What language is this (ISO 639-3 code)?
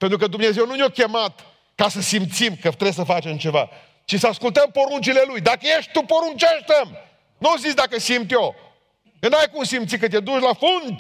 ron